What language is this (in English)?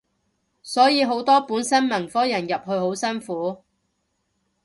Cantonese